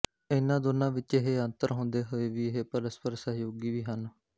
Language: Punjabi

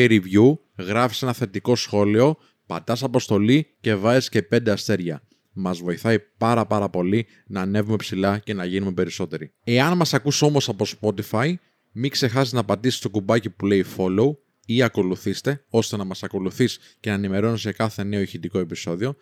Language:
Greek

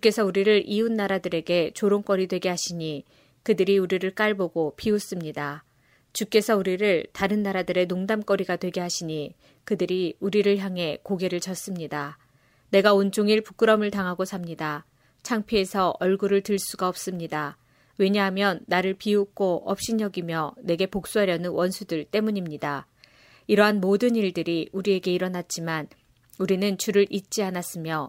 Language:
Korean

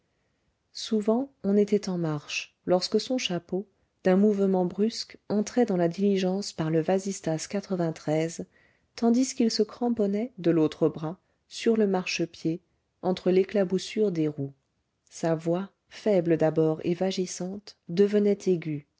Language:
French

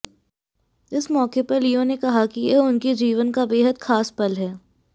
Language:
Hindi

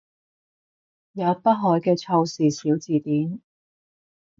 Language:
Cantonese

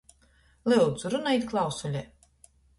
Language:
Latgalian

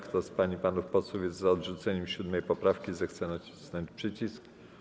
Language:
Polish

